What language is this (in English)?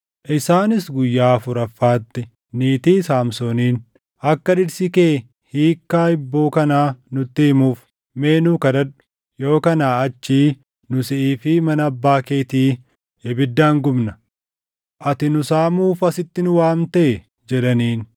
Oromo